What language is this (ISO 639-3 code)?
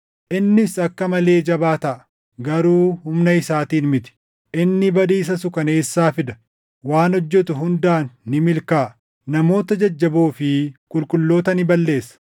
orm